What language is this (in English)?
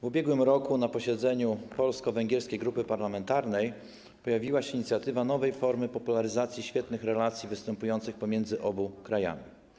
Polish